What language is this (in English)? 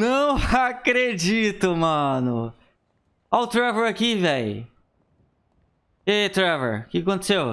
Portuguese